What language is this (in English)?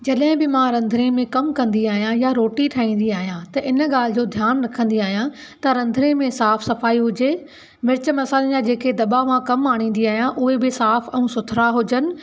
Sindhi